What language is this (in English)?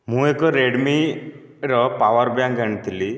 Odia